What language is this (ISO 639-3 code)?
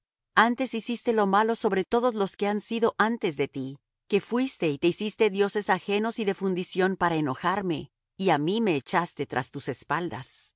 spa